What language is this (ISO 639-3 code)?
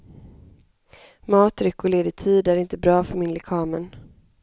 swe